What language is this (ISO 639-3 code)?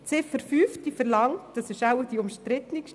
gsw